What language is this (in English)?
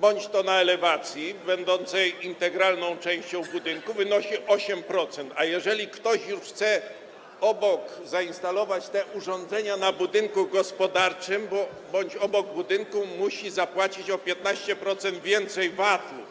Polish